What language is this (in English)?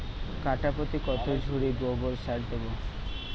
Bangla